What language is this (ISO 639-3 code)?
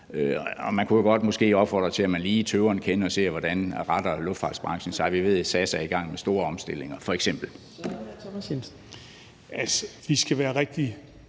dan